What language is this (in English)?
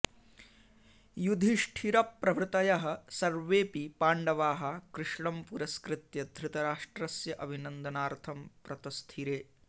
Sanskrit